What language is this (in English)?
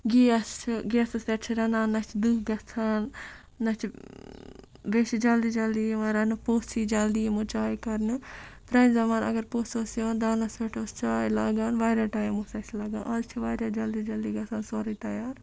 Kashmiri